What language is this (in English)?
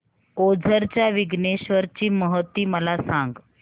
Marathi